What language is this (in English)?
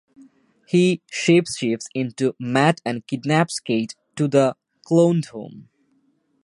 English